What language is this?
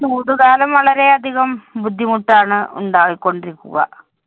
Malayalam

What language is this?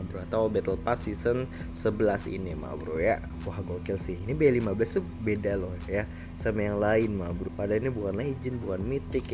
Indonesian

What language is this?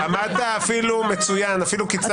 Hebrew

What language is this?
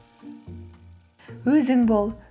Kazakh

